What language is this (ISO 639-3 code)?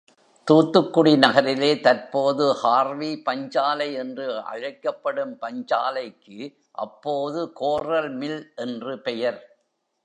tam